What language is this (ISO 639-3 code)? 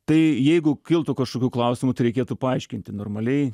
lit